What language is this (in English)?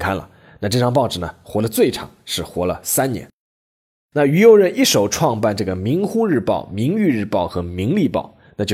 Chinese